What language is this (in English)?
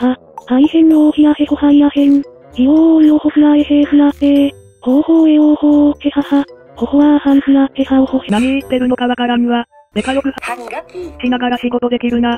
Japanese